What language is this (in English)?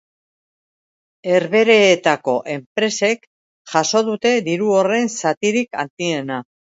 Basque